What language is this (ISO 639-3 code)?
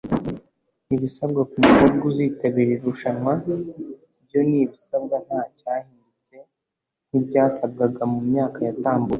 kin